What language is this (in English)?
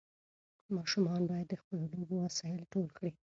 Pashto